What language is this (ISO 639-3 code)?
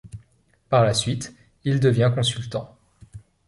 fra